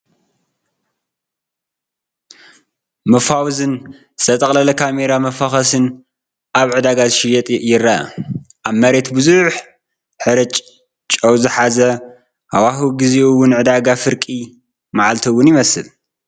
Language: Tigrinya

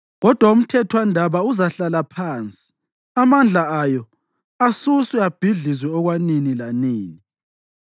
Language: North Ndebele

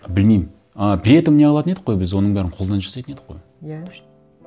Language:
Kazakh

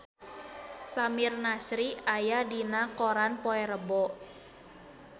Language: Sundanese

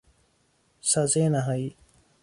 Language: Persian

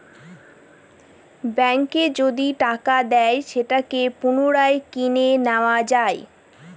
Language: Bangla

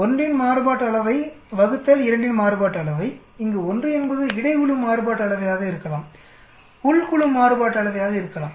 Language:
Tamil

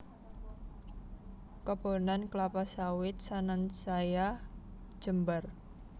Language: Javanese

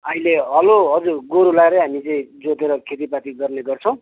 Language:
Nepali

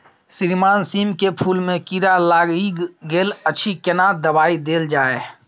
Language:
Maithili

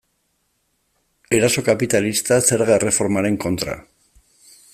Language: Basque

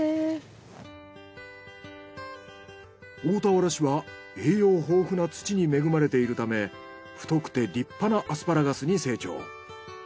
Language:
Japanese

